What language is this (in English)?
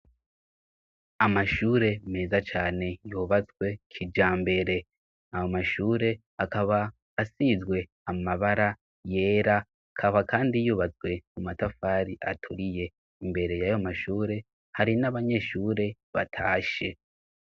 Rundi